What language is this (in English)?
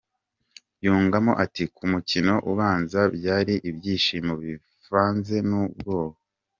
Kinyarwanda